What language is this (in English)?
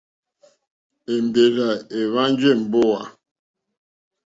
Mokpwe